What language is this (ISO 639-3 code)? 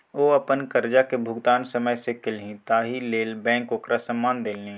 mai